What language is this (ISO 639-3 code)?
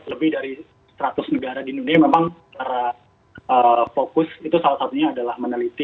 ind